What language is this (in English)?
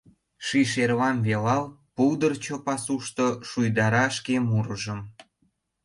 Mari